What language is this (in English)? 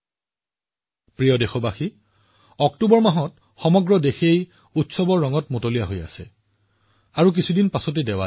Assamese